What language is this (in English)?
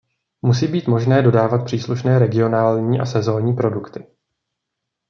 Czech